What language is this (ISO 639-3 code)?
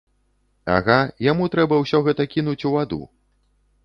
bel